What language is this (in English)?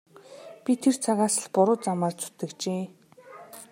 Mongolian